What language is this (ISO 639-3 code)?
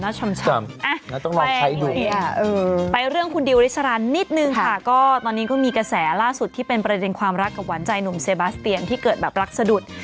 tha